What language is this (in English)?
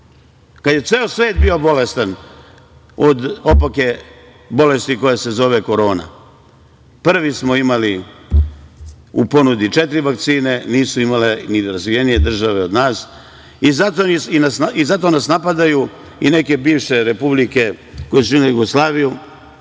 Serbian